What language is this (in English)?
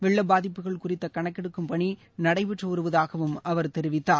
Tamil